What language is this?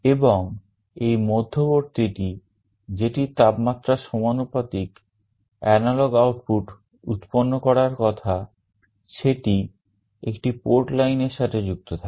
Bangla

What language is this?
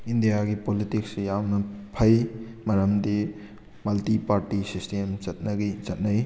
Manipuri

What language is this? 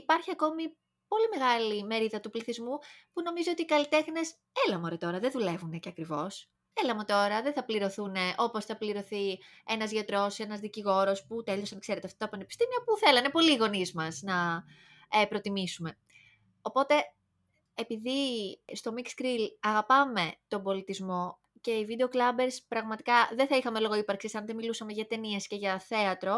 Greek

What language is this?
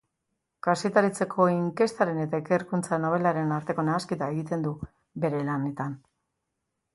Basque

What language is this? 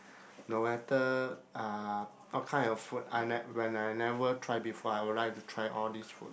English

